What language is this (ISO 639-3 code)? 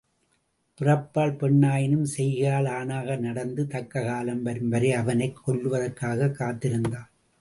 tam